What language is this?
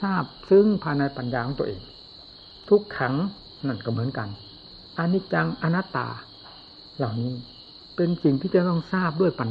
Thai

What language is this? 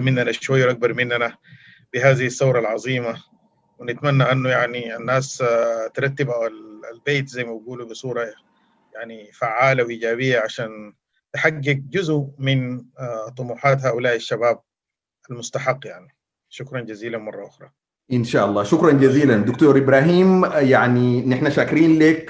Arabic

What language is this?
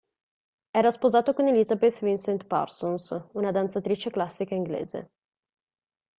Italian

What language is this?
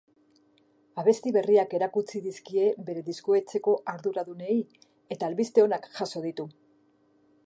Basque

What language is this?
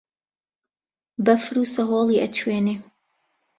Central Kurdish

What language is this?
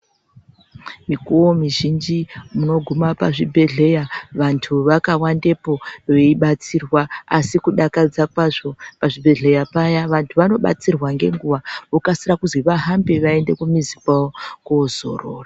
Ndau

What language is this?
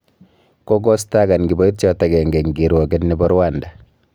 Kalenjin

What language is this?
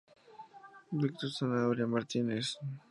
Spanish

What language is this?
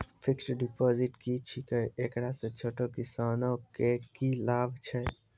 Maithili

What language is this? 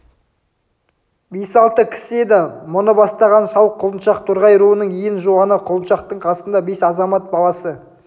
Kazakh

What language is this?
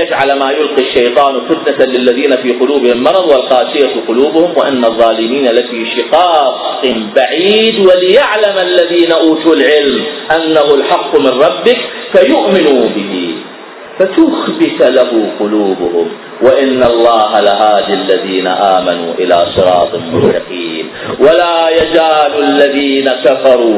Arabic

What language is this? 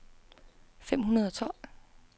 Danish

